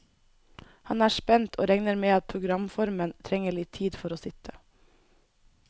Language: Norwegian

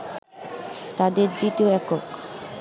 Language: Bangla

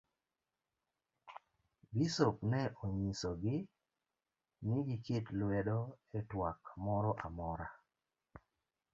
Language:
Luo (Kenya and Tanzania)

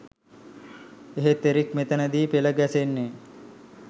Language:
Sinhala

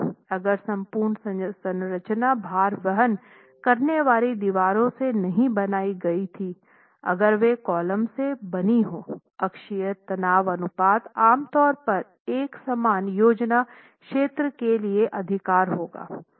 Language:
Hindi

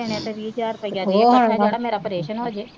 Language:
Punjabi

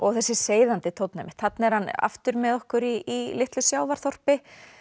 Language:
Icelandic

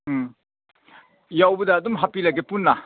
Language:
Manipuri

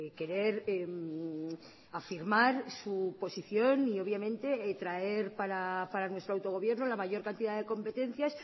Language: Spanish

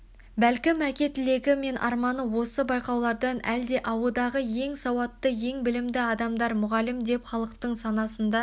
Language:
Kazakh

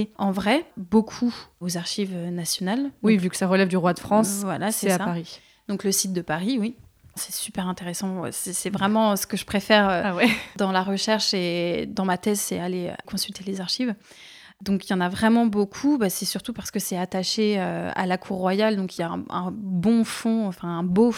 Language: French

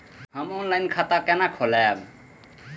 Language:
Maithili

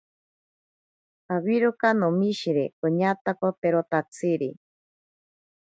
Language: Ashéninka Perené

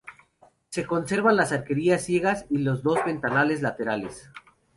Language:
Spanish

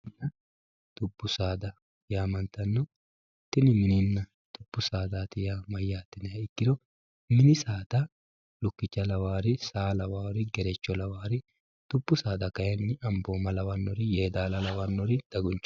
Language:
Sidamo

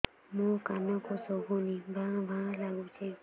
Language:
Odia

